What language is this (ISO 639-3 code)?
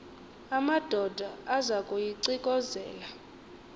xho